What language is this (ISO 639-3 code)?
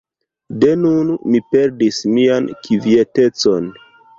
epo